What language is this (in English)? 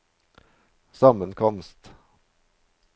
Norwegian